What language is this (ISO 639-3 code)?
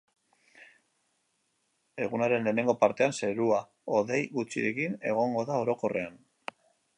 eus